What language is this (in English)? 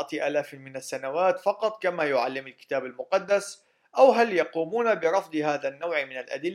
Arabic